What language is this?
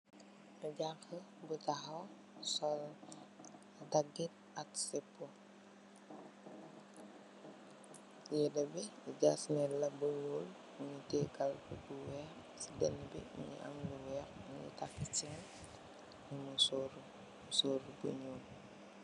Wolof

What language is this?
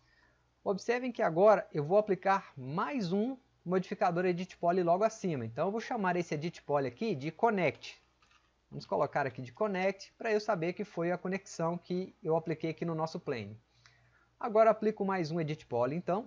Portuguese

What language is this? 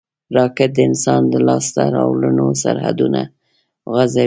Pashto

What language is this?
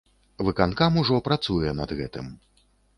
Belarusian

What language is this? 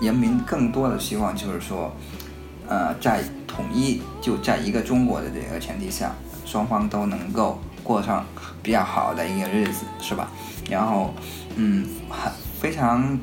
Chinese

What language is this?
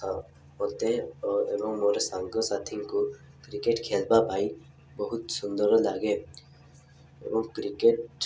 Odia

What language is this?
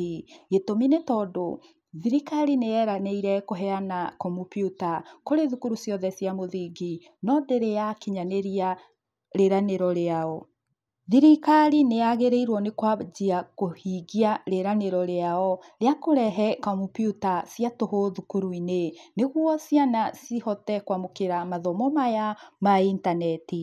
Kikuyu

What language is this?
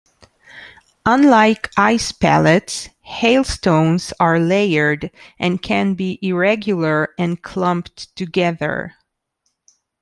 English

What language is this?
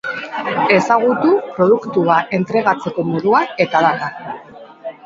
Basque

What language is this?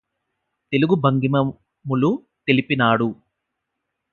Telugu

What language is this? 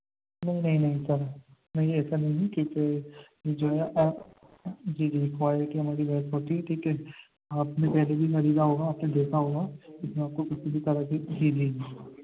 Urdu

